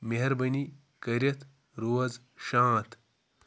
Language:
Kashmiri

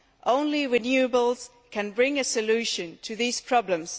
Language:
English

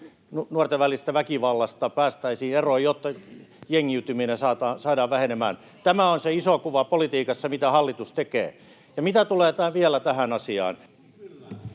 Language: Finnish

